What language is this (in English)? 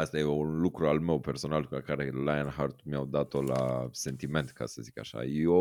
Romanian